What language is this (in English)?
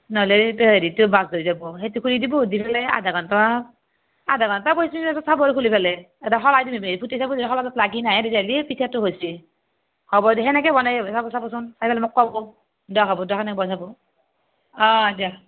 Assamese